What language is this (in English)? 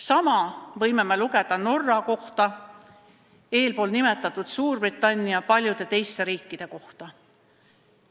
Estonian